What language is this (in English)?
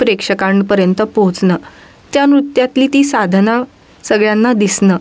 Marathi